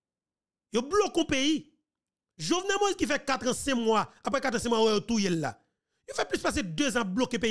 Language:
French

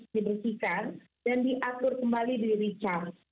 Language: Indonesian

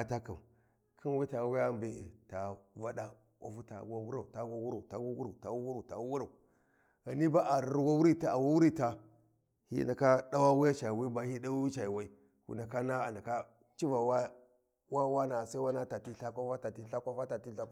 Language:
Warji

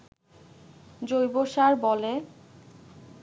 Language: Bangla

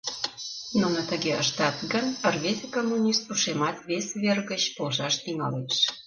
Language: Mari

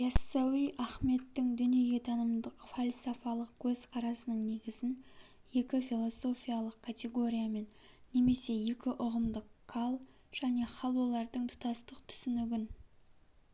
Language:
Kazakh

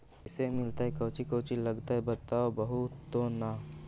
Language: Magahi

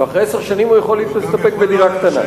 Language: Hebrew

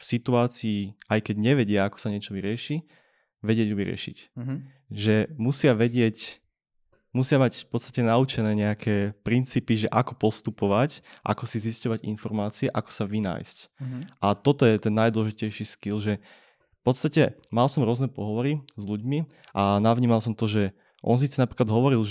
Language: Slovak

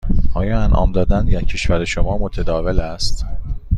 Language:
Persian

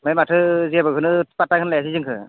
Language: Bodo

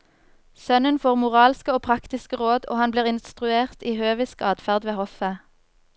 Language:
Norwegian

